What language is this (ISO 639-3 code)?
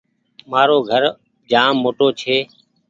gig